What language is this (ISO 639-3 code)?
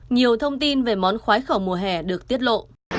vie